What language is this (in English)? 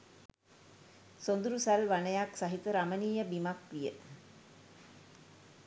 Sinhala